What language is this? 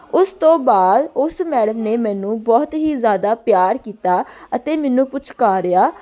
Punjabi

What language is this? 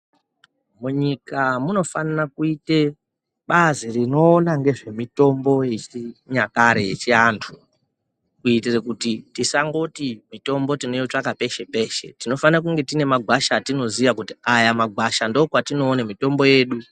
Ndau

